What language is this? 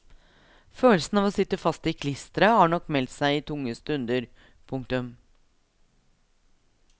Norwegian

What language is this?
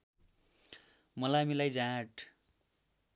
Nepali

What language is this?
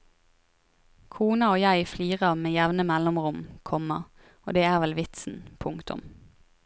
Norwegian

